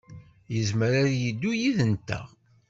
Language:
Kabyle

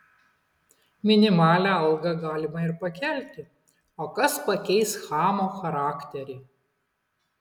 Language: Lithuanian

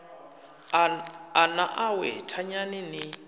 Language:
Venda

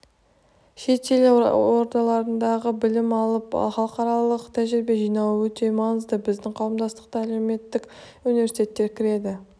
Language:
Kazakh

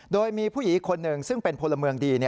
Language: Thai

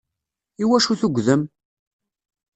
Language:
Kabyle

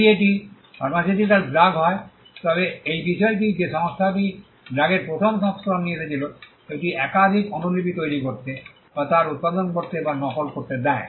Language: Bangla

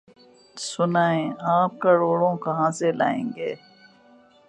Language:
Urdu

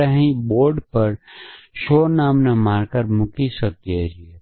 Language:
Gujarati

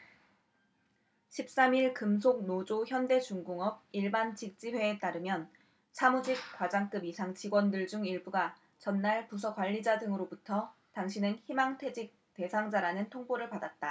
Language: Korean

